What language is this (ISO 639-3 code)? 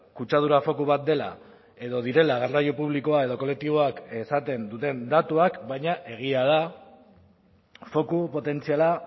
eus